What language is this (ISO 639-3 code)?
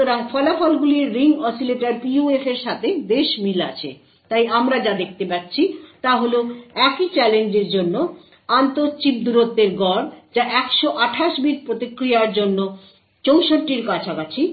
ben